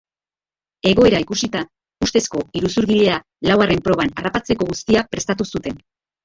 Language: Basque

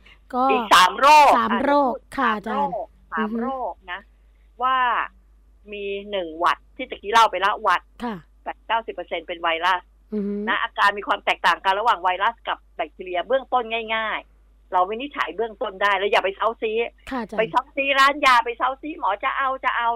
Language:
Thai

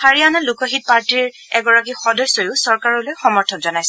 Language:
Assamese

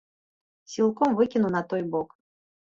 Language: Belarusian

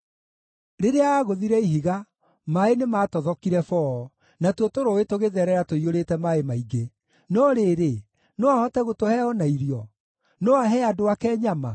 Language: Kikuyu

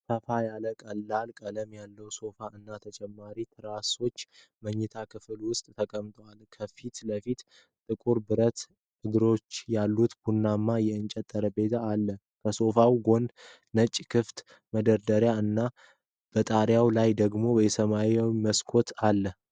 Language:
Amharic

